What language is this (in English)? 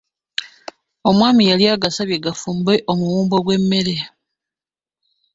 Ganda